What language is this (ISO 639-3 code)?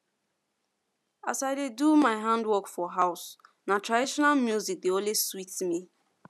pcm